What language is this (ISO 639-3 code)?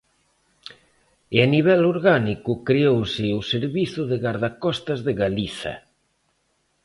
glg